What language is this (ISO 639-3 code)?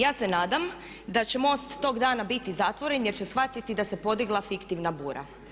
hrv